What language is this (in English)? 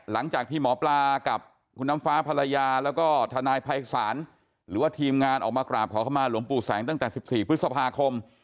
Thai